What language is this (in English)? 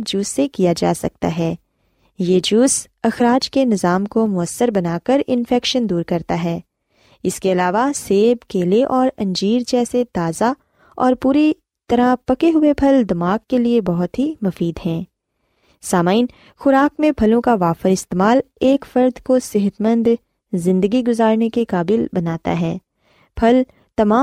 Urdu